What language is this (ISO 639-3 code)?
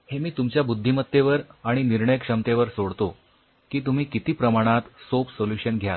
mar